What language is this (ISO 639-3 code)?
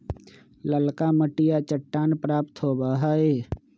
mag